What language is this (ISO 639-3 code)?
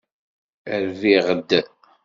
kab